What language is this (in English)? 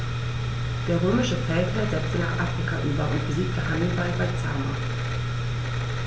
German